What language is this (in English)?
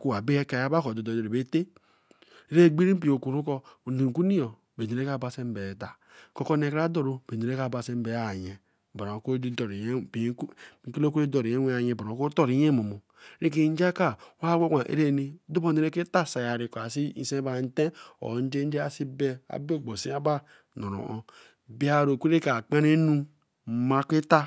Eleme